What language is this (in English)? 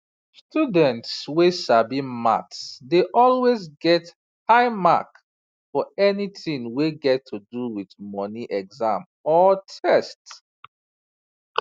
Nigerian Pidgin